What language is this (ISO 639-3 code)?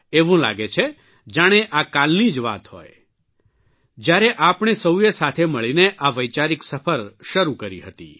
guj